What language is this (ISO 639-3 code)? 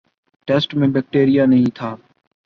urd